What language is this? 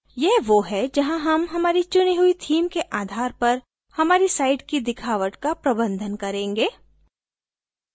Hindi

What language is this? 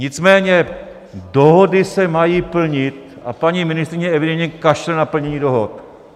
Czech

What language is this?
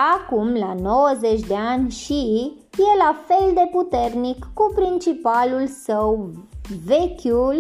Romanian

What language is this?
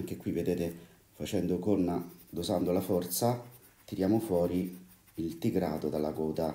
Italian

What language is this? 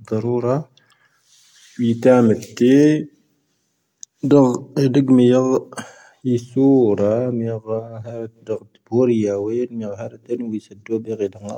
Tahaggart Tamahaq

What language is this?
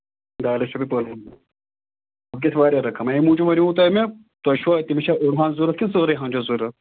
Kashmiri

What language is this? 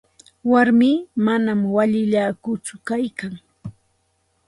Santa Ana de Tusi Pasco Quechua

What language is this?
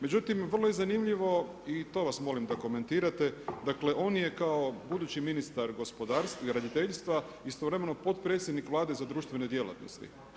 Croatian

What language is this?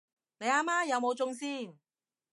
Cantonese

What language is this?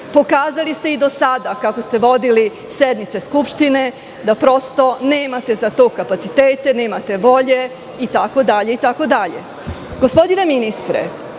Serbian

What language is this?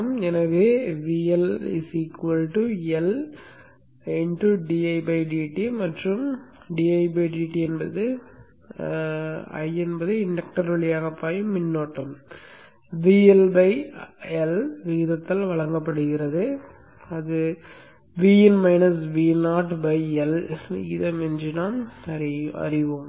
Tamil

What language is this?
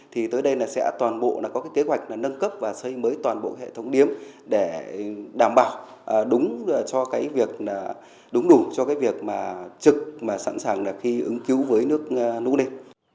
Vietnamese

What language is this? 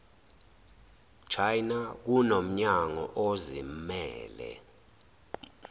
Zulu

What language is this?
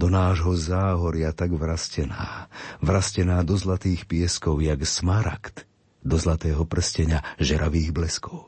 Slovak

